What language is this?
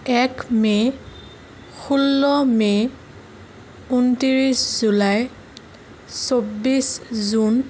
Assamese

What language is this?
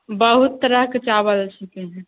Maithili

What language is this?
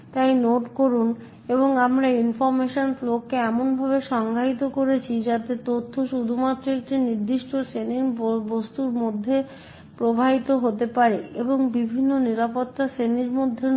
Bangla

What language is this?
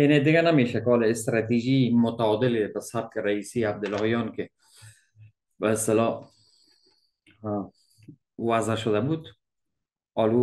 Persian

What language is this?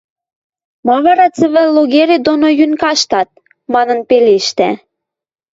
Western Mari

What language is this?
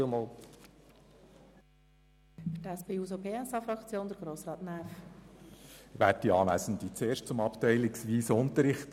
Swiss German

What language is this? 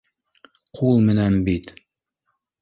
Bashkir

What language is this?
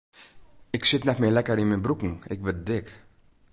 Western Frisian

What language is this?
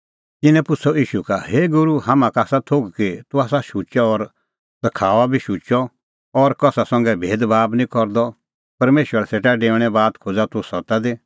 Kullu Pahari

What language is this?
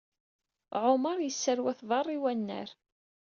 Kabyle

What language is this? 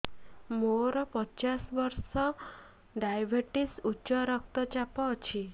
Odia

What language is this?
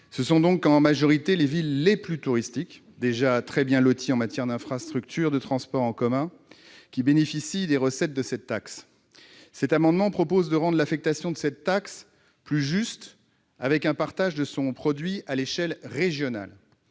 French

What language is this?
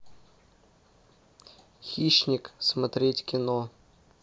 Russian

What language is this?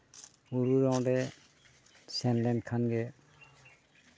Santali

